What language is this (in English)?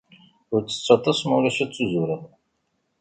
Kabyle